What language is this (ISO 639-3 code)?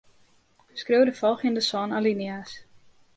fry